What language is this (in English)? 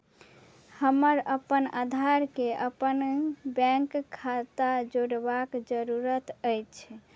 Maithili